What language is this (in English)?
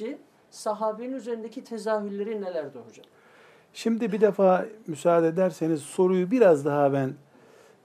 Turkish